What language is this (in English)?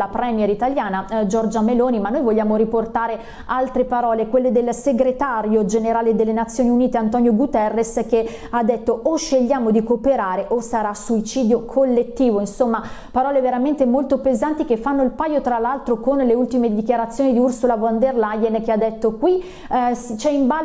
Italian